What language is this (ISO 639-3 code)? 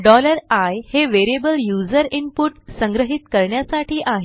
mar